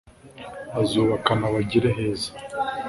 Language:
Kinyarwanda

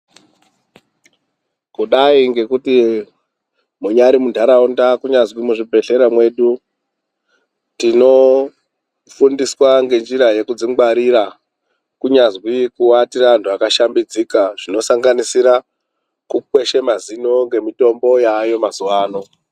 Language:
Ndau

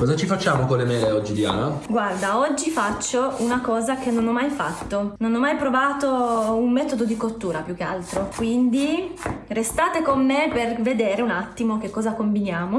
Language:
Italian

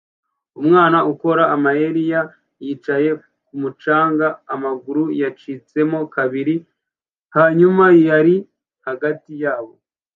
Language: Kinyarwanda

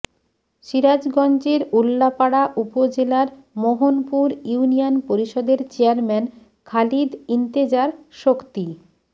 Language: Bangla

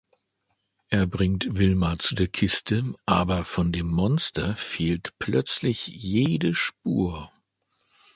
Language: German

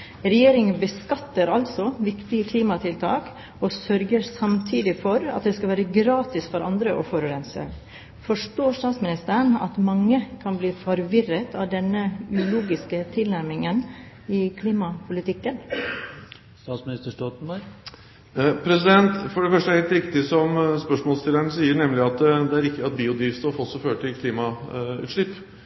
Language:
Norwegian Bokmål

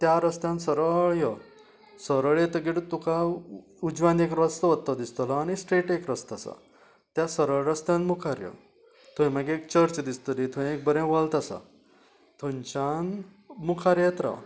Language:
Konkani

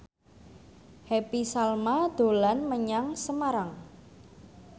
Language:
Javanese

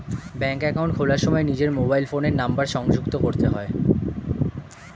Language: Bangla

